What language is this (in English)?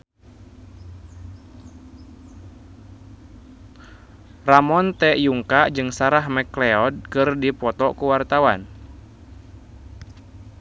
Sundanese